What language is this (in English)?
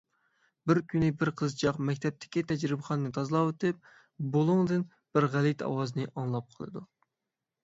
Uyghur